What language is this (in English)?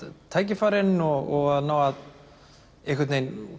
Icelandic